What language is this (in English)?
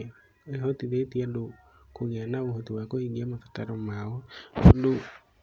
Kikuyu